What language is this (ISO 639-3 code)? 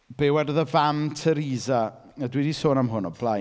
cym